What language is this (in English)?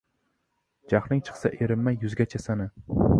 Uzbek